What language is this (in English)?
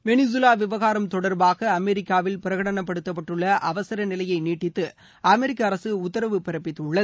Tamil